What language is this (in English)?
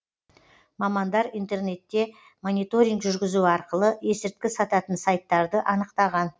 Kazakh